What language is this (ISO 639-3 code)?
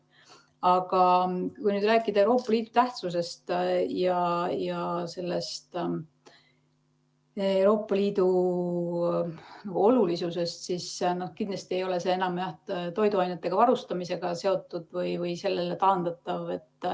est